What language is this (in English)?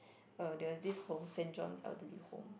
English